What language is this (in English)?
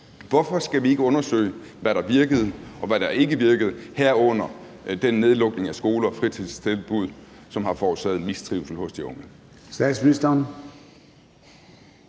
Danish